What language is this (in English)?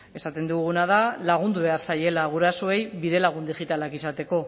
Basque